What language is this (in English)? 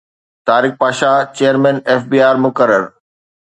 Sindhi